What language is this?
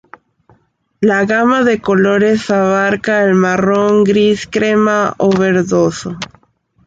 Spanish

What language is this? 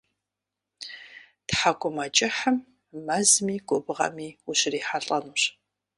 Kabardian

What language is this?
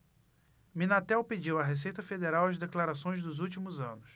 Portuguese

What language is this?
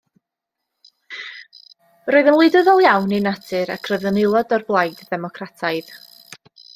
Welsh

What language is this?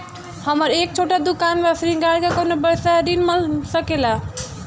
Bhojpuri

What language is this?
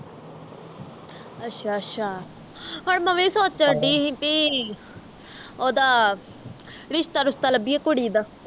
Punjabi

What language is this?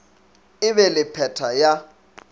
Northern Sotho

